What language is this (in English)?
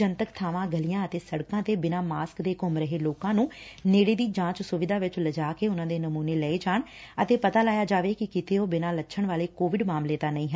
Punjabi